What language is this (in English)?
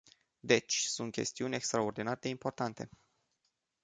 Romanian